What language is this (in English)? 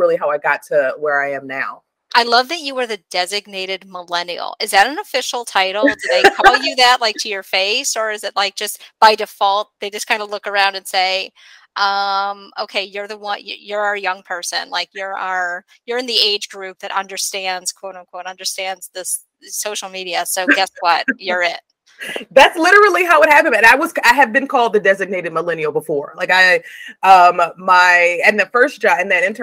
English